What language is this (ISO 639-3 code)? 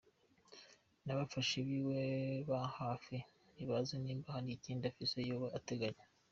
kin